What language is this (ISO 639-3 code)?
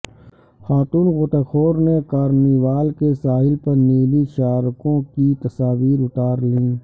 urd